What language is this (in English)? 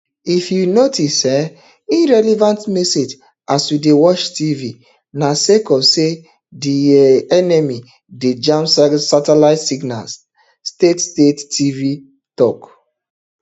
Nigerian Pidgin